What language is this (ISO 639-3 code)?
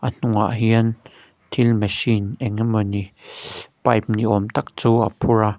lus